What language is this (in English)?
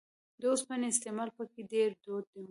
Pashto